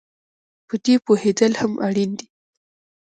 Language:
Pashto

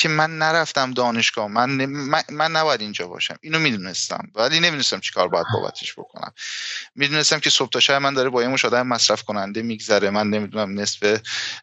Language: Persian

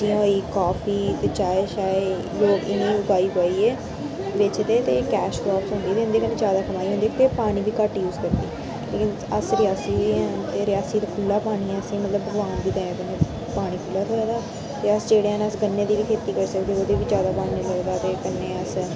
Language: Dogri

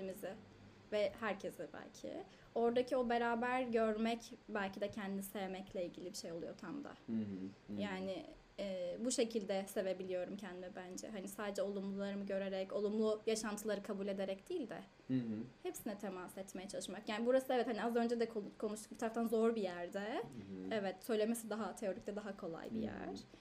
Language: Turkish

